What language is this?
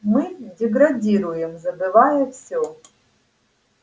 Russian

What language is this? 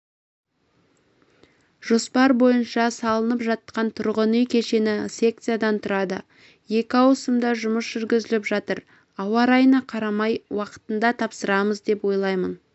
Kazakh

